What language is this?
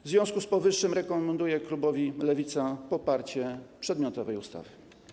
Polish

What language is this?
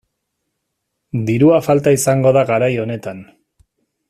Basque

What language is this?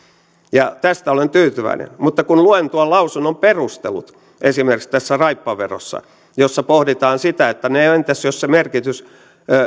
Finnish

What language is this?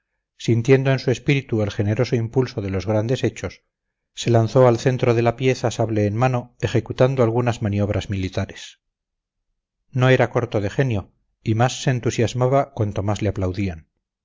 Spanish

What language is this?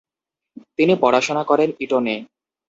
Bangla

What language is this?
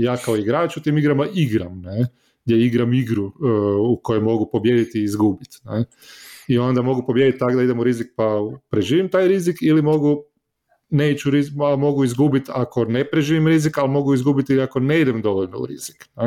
Croatian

